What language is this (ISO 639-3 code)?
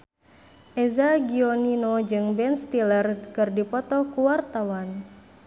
sun